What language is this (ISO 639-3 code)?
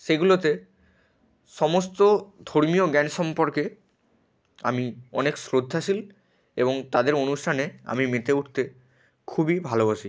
ben